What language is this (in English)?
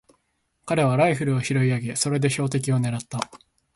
Japanese